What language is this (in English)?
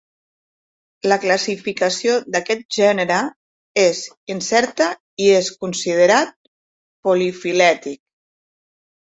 Catalan